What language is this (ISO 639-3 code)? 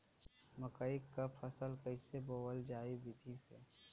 bho